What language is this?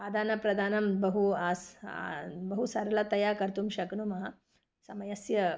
Sanskrit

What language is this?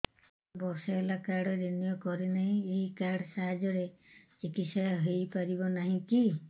Odia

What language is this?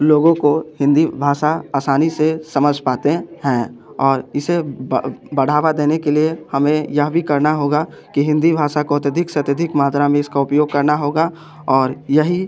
Hindi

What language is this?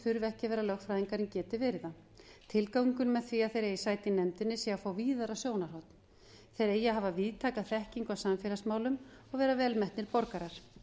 Icelandic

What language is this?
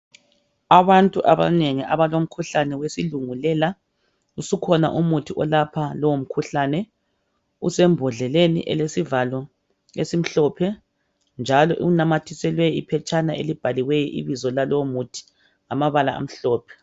North Ndebele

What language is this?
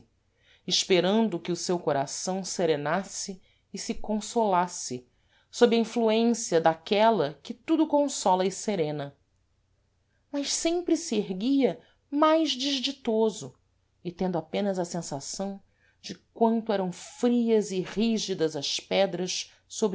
Portuguese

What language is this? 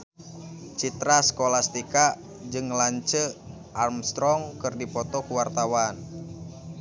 Sundanese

